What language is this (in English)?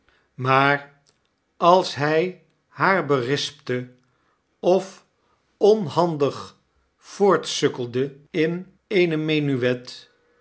Dutch